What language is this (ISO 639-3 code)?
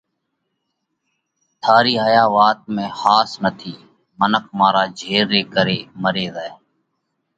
kvx